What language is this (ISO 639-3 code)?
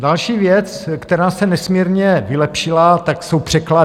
ces